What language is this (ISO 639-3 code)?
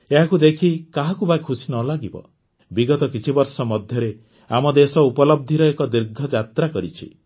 ori